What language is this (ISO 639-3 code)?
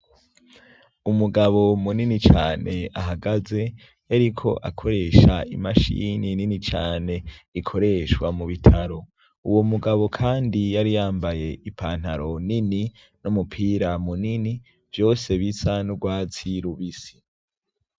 run